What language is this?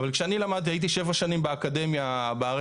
Hebrew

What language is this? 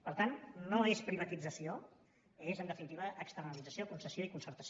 Catalan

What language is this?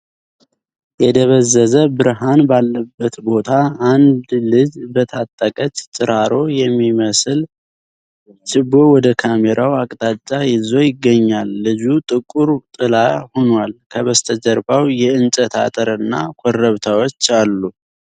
Amharic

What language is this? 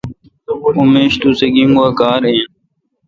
Kalkoti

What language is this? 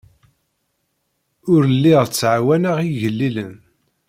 Kabyle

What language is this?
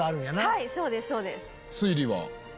Japanese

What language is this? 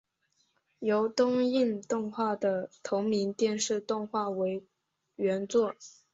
Chinese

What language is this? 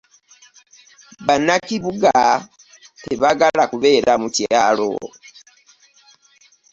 Ganda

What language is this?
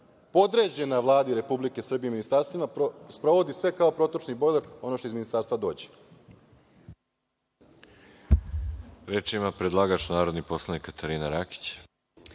Serbian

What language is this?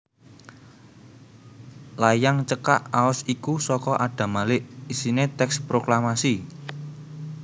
Javanese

